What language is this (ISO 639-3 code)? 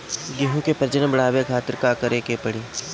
bho